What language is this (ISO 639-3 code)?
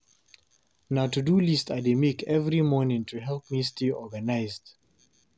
pcm